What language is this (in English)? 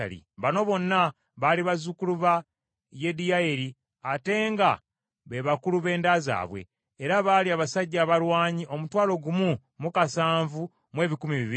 Ganda